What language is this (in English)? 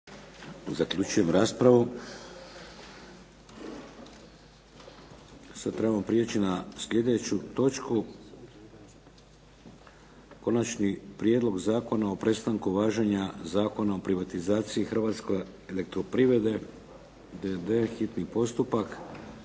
Croatian